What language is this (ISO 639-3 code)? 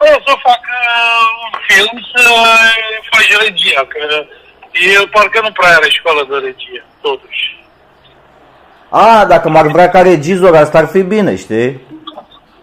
ron